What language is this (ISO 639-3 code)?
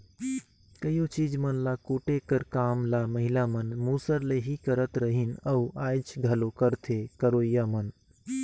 hne